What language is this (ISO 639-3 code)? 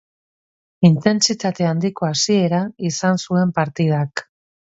eus